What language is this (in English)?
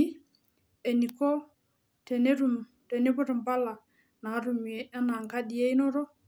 Masai